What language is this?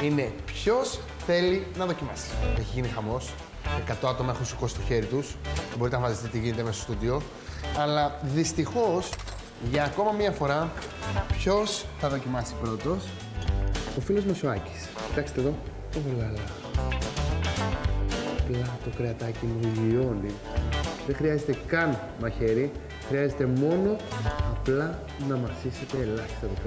Greek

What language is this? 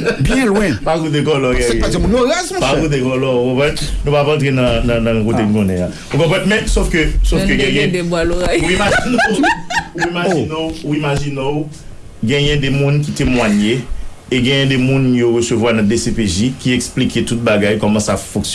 French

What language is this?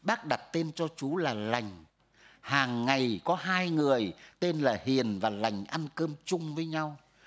Vietnamese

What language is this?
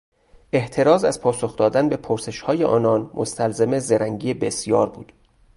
Persian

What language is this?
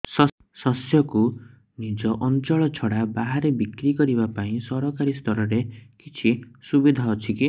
Odia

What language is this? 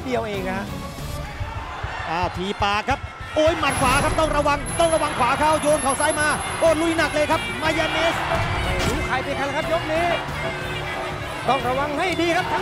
Thai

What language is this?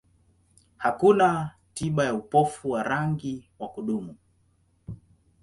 Swahili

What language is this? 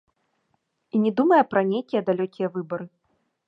Belarusian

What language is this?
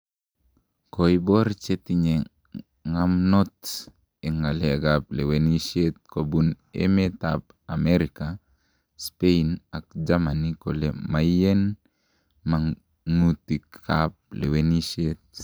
Kalenjin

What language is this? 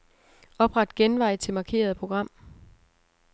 Danish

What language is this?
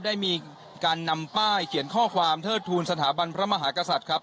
Thai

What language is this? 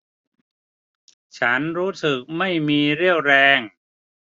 Thai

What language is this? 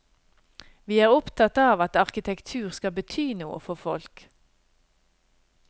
Norwegian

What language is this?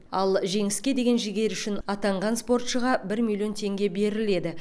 Kazakh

